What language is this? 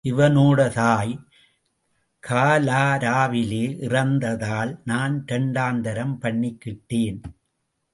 Tamil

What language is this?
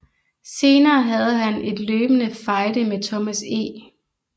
Danish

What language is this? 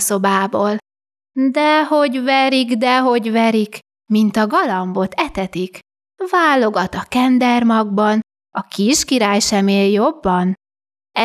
Hungarian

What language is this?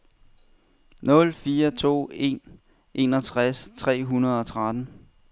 Danish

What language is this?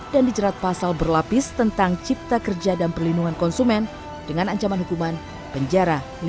Indonesian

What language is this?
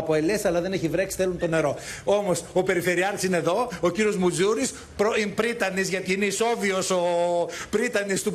Greek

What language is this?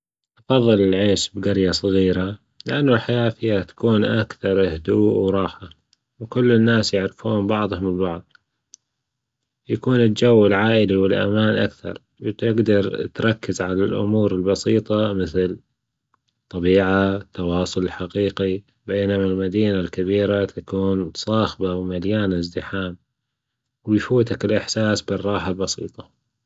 Gulf Arabic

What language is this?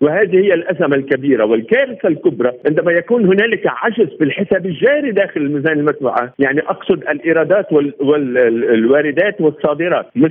Arabic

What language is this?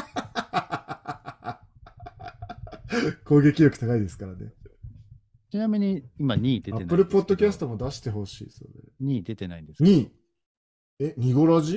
Japanese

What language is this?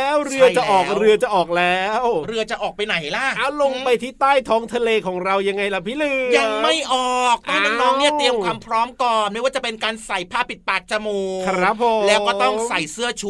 Thai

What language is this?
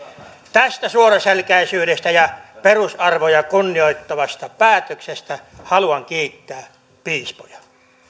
Finnish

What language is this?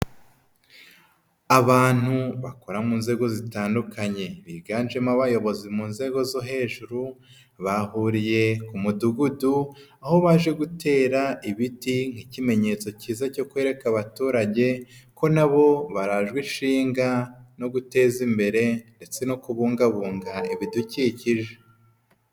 Kinyarwanda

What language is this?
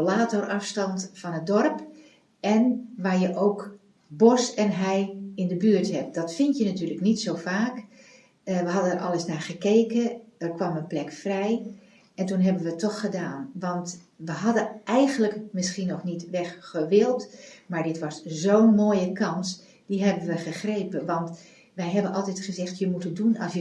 Dutch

